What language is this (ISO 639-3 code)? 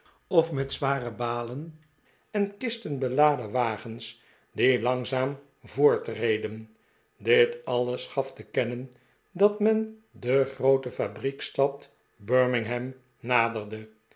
nld